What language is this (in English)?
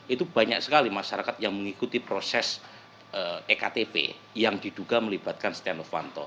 Indonesian